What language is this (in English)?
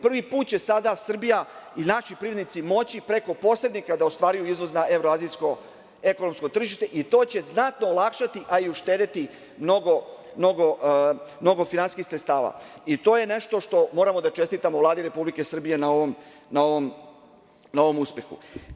Serbian